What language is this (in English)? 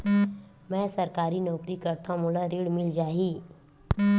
Chhattisgarhi